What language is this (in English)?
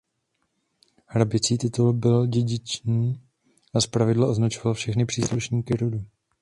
Czech